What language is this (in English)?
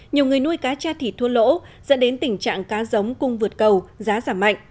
Vietnamese